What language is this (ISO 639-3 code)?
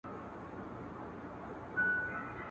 pus